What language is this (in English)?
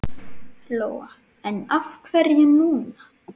Icelandic